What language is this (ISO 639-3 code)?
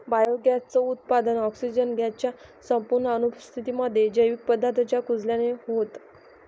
mar